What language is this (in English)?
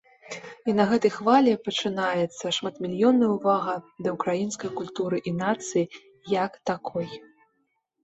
Belarusian